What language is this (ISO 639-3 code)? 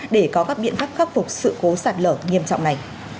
vie